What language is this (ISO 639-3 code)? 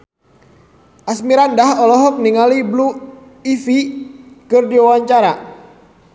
sun